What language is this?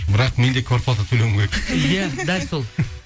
Kazakh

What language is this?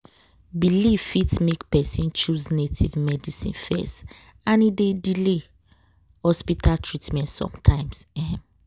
Nigerian Pidgin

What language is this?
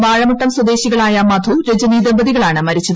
Malayalam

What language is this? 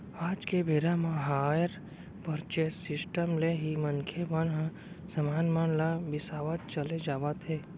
Chhattisgarhi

